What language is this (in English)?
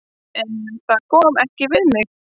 Icelandic